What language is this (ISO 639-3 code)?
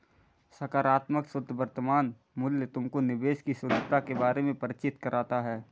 hin